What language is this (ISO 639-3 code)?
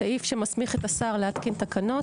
heb